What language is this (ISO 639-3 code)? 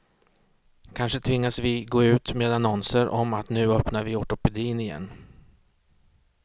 swe